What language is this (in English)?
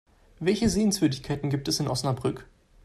German